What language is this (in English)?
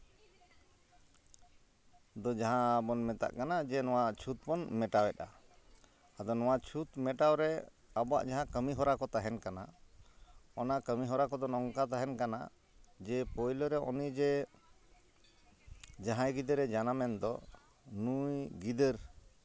Santali